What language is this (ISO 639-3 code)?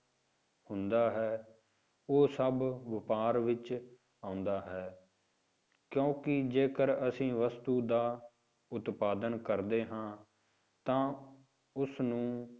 pan